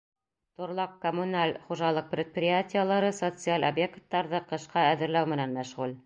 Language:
Bashkir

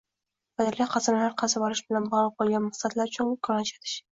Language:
Uzbek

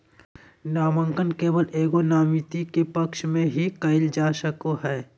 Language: Magahi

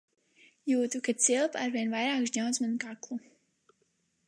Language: Latvian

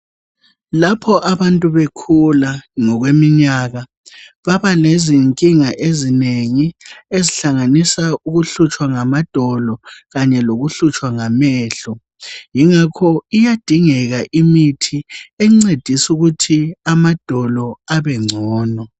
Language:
North Ndebele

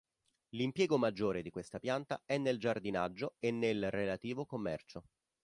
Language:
Italian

